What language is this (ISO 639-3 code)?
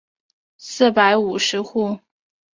zho